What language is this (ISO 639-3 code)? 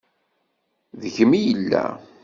kab